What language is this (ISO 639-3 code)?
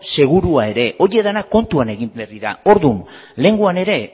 eus